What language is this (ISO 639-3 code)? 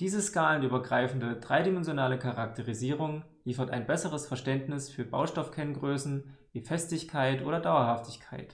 deu